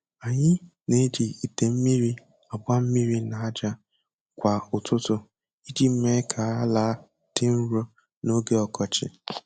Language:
Igbo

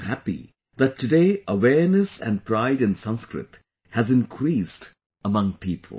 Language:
English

